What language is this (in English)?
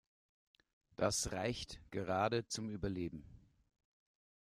German